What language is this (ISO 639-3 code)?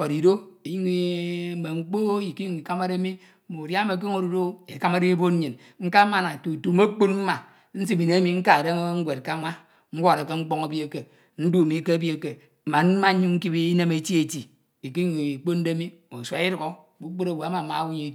itw